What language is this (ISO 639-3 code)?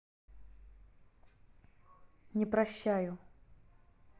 rus